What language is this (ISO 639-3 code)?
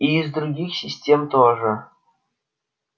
rus